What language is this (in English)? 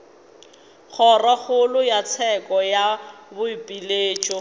Northern Sotho